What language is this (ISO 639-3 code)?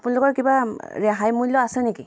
asm